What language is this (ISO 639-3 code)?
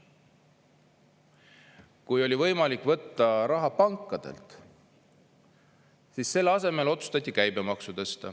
est